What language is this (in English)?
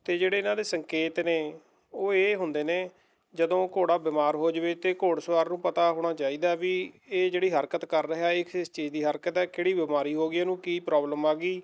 Punjabi